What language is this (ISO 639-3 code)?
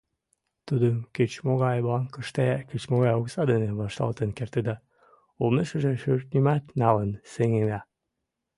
chm